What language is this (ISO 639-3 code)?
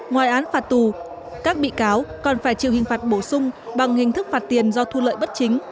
vie